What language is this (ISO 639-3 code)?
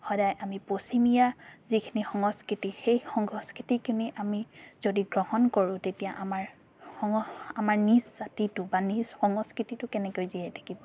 asm